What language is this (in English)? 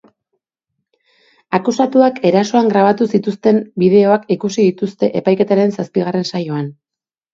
Basque